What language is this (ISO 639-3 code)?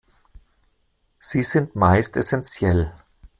deu